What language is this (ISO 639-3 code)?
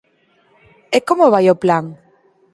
glg